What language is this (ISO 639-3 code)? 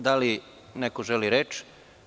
srp